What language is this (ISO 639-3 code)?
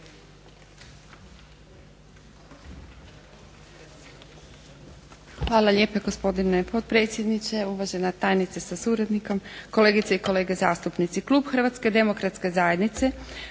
hrv